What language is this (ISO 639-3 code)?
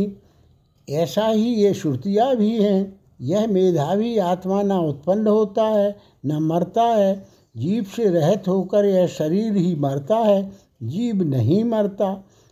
hin